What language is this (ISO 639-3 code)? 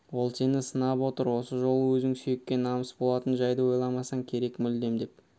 kaz